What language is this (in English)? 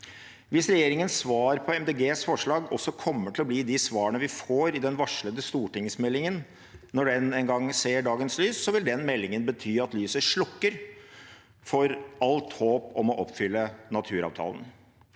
Norwegian